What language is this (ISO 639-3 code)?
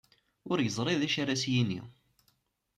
kab